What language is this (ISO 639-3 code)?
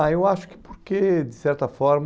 por